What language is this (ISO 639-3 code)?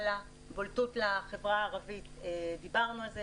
heb